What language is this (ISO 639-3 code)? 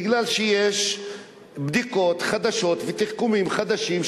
heb